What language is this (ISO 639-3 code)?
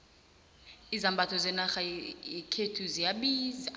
nbl